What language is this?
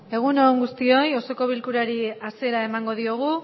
Basque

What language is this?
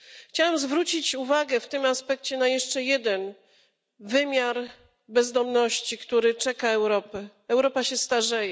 Polish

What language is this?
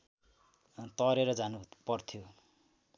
Nepali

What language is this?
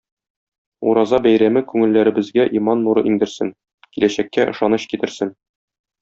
Tatar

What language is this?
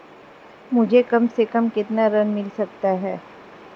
Hindi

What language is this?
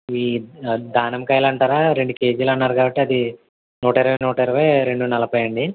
Telugu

